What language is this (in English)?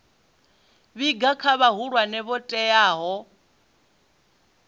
Venda